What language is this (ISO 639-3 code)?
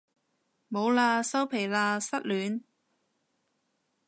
yue